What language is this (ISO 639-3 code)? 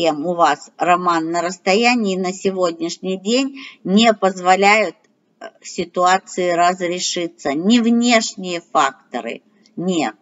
rus